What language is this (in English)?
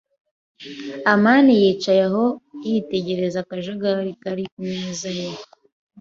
Kinyarwanda